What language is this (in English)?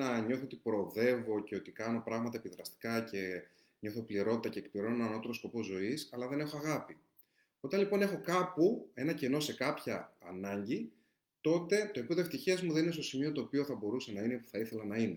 Greek